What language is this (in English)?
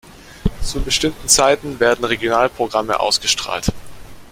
German